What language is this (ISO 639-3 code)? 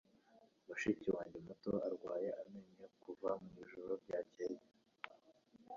kin